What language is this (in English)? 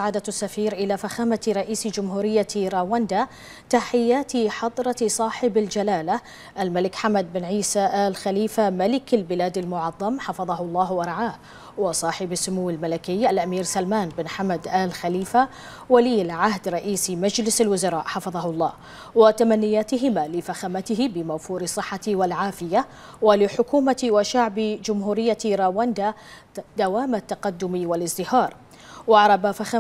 Arabic